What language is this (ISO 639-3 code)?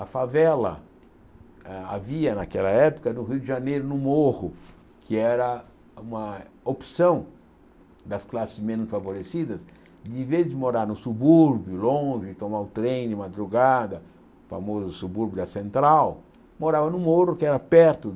por